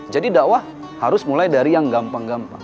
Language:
Indonesian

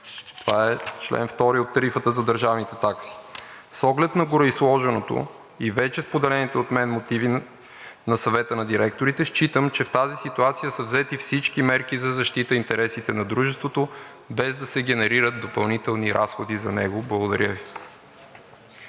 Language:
Bulgarian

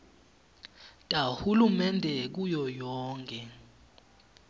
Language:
Swati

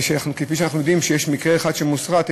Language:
Hebrew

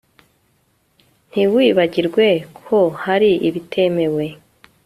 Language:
Kinyarwanda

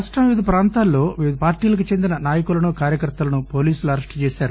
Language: Telugu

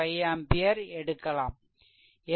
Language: Tamil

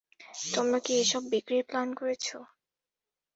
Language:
Bangla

